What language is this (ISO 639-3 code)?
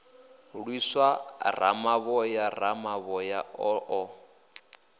ven